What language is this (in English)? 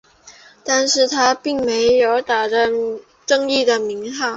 Chinese